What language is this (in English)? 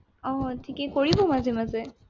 Assamese